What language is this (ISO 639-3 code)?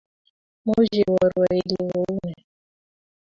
kln